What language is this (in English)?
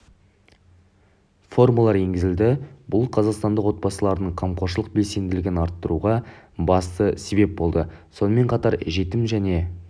Kazakh